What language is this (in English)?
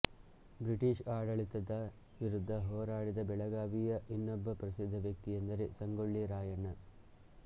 Kannada